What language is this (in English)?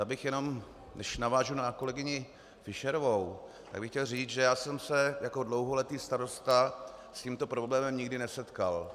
Czech